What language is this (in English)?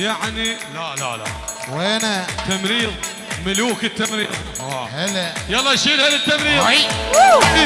Arabic